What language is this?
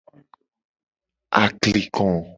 Gen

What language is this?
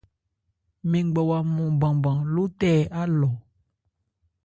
Ebrié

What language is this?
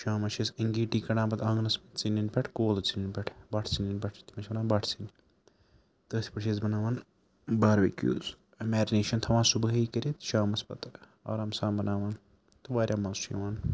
Kashmiri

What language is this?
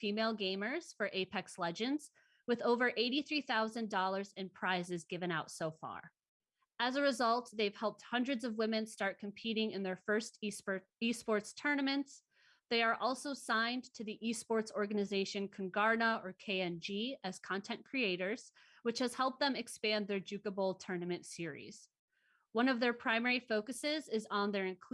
English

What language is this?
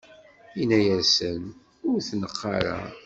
Kabyle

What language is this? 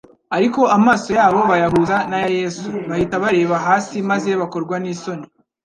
Kinyarwanda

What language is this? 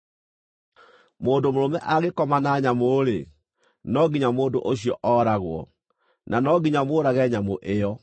Kikuyu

